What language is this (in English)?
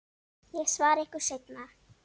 Icelandic